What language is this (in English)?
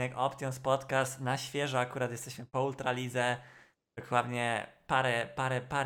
Polish